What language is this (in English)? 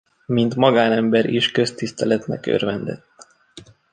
Hungarian